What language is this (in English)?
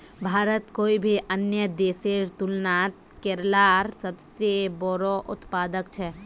Magahi